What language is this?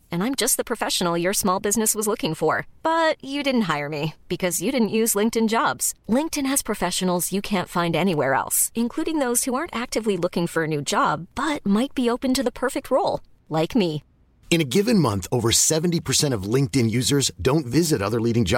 French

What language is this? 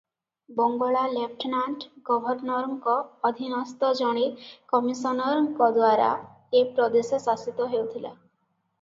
Odia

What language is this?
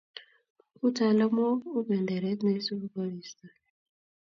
Kalenjin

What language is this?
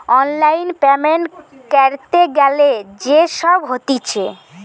Bangla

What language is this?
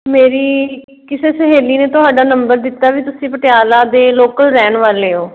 Punjabi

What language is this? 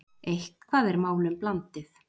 Icelandic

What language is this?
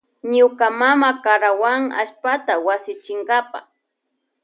Loja Highland Quichua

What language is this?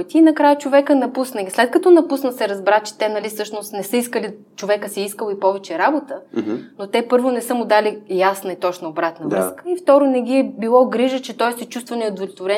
Bulgarian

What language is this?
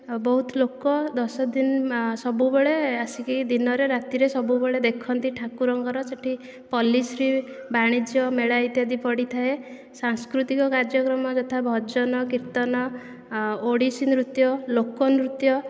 Odia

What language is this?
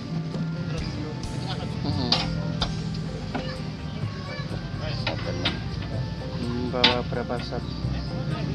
Indonesian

